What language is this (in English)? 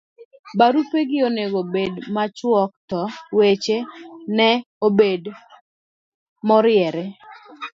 Luo (Kenya and Tanzania)